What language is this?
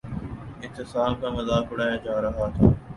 Urdu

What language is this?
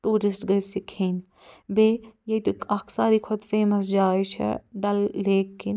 Kashmiri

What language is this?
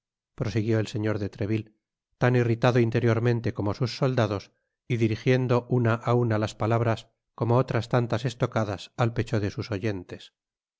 Spanish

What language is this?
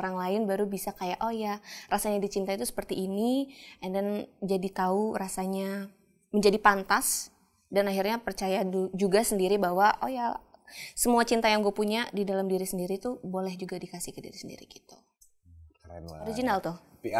Indonesian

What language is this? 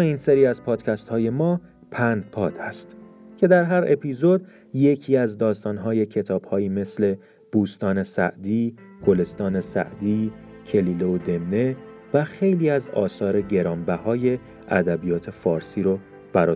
Persian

